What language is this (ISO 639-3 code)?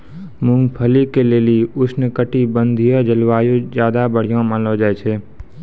mai